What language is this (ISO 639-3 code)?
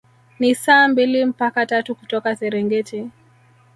swa